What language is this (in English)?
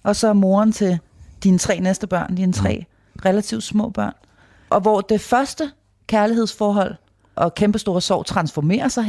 Danish